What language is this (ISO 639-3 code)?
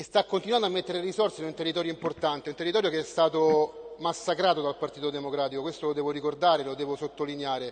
ita